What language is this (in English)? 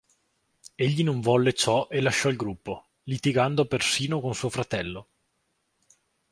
Italian